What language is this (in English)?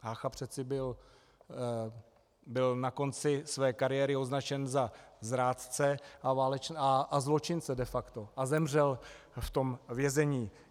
Czech